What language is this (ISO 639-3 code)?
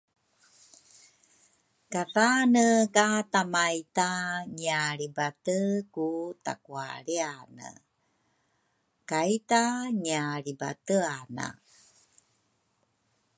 dru